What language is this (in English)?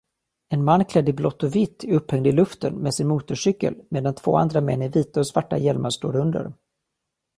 Swedish